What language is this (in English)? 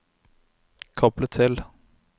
Norwegian